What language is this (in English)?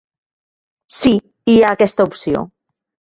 Catalan